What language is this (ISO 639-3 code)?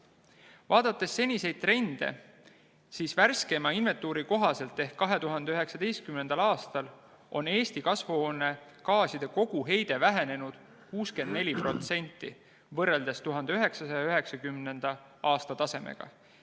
est